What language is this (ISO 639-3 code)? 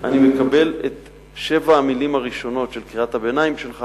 heb